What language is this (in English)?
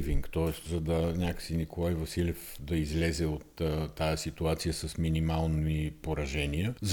Bulgarian